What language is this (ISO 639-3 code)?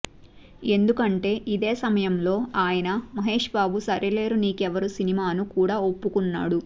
tel